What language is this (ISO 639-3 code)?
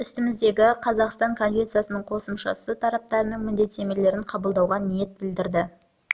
kaz